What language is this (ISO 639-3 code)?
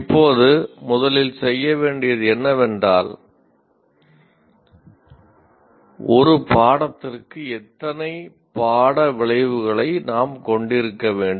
tam